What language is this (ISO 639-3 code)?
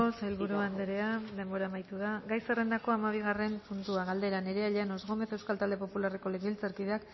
eus